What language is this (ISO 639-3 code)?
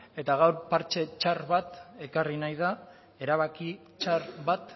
eus